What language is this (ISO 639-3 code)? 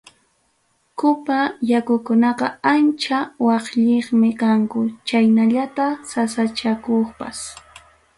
quy